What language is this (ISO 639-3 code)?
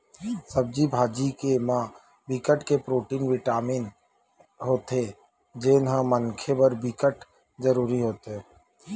hne